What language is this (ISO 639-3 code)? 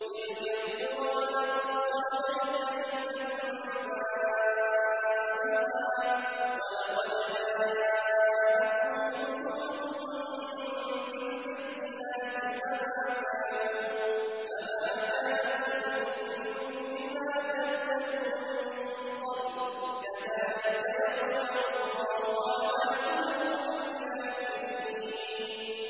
ara